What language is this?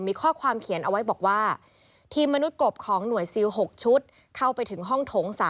Thai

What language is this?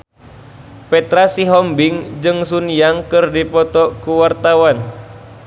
Sundanese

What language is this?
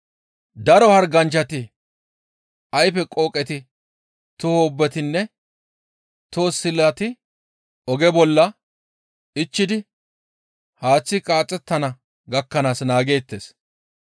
Gamo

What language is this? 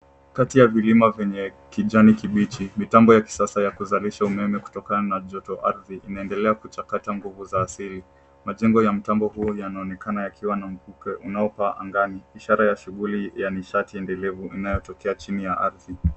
Swahili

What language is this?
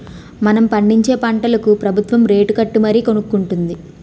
Telugu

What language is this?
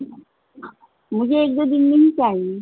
Urdu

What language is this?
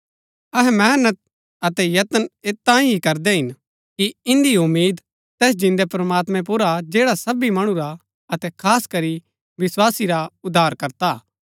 Gaddi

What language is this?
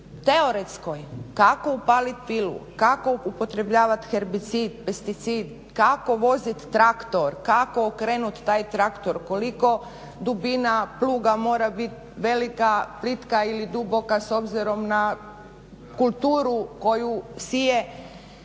Croatian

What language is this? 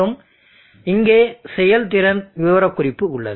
Tamil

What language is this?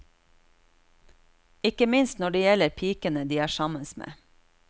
Norwegian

